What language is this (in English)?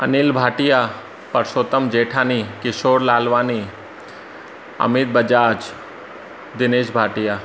Sindhi